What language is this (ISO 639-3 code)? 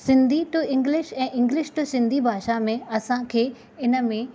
snd